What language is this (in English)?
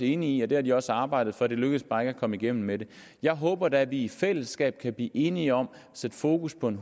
Danish